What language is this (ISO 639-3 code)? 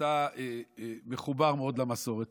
heb